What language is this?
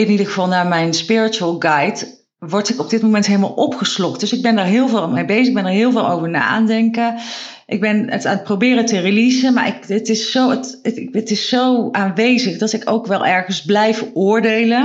Dutch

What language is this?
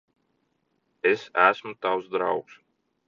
Latvian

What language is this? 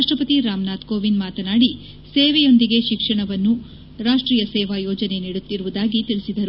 Kannada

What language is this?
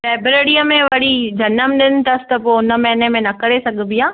Sindhi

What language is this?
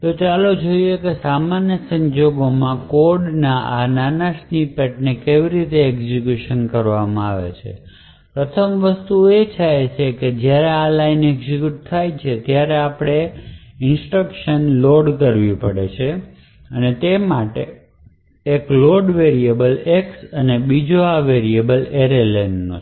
Gujarati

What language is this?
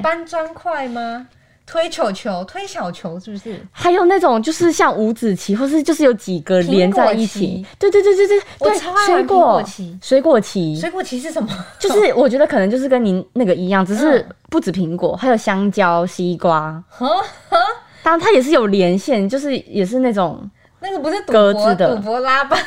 Chinese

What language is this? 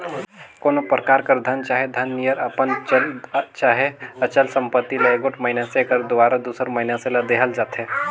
Chhattisgarhi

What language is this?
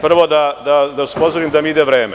Serbian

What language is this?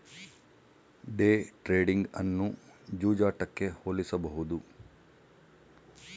Kannada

